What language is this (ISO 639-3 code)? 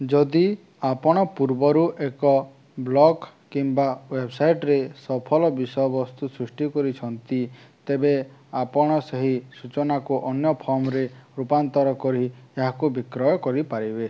ori